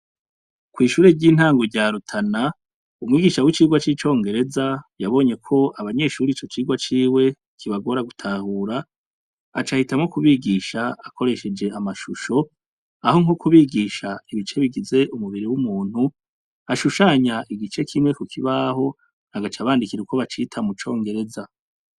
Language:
Rundi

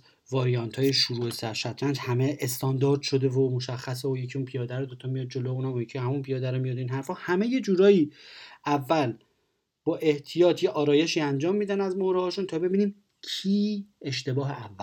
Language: Persian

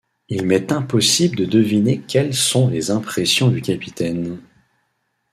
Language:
French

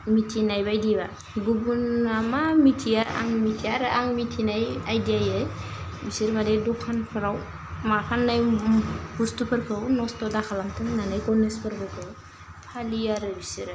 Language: Bodo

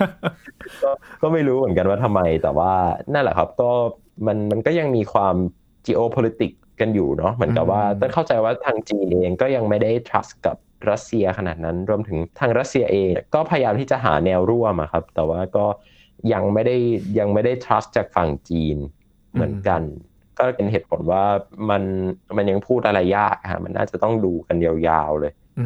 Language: Thai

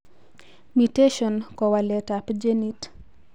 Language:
Kalenjin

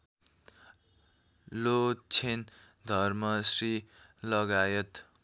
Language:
Nepali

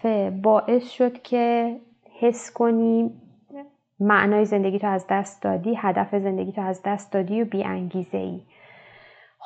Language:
Persian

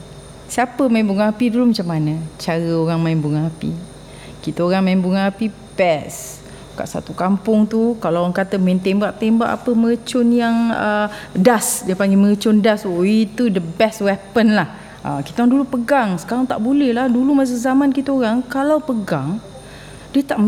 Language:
Malay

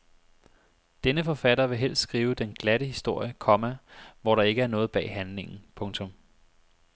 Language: Danish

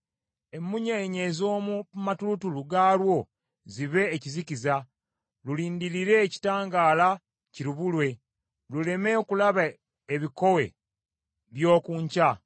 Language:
Ganda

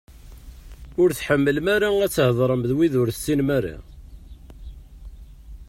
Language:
Kabyle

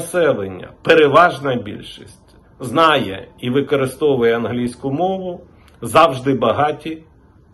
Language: Ukrainian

